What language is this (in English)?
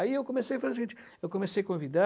Portuguese